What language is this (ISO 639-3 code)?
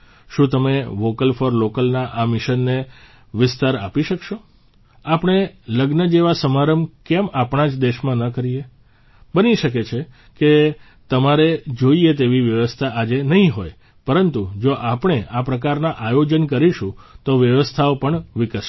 guj